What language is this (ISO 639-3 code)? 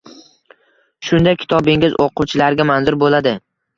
uzb